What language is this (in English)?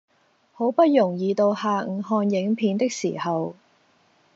Cantonese